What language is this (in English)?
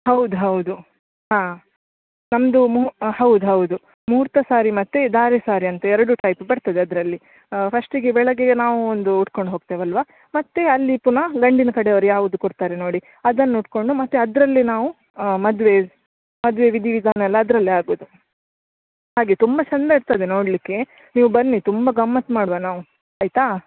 Kannada